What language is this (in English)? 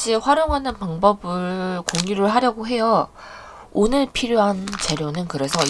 Korean